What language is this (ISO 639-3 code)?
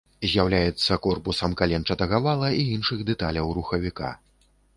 bel